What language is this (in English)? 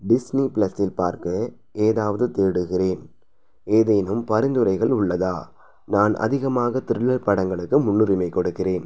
Tamil